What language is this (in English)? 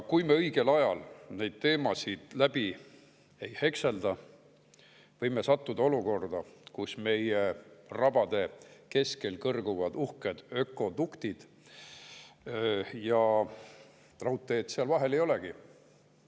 Estonian